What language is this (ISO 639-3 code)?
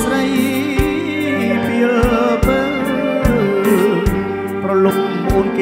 tha